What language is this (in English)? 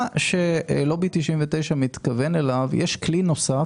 Hebrew